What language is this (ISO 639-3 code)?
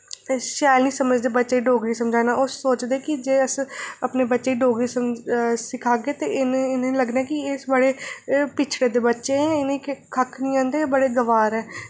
doi